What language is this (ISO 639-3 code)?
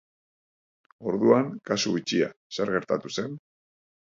eus